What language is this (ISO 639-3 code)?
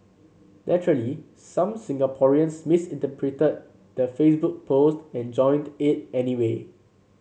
eng